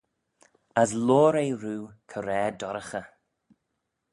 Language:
Manx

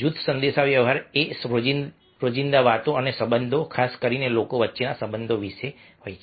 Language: Gujarati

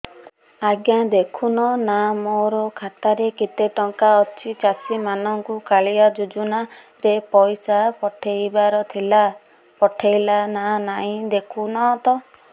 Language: Odia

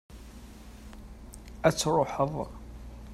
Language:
Kabyle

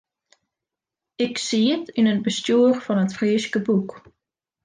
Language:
Western Frisian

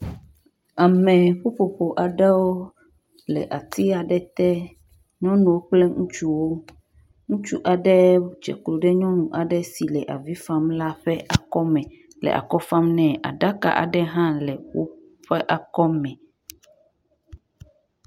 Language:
Ewe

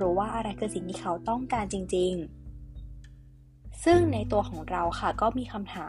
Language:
Thai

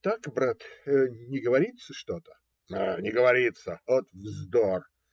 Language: Russian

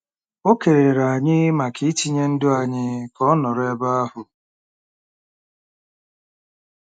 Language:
Igbo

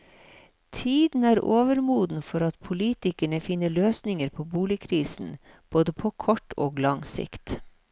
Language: Norwegian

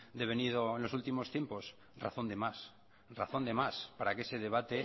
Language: Spanish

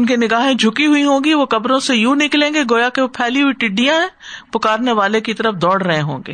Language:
Urdu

